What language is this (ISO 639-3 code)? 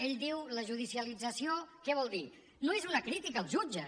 cat